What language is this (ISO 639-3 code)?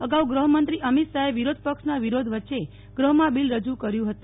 guj